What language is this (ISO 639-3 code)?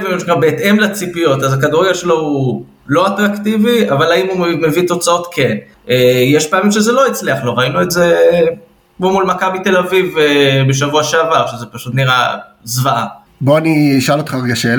heb